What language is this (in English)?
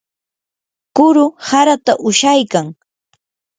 Yanahuanca Pasco Quechua